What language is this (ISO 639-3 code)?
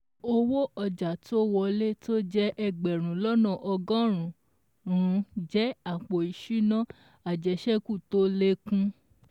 yor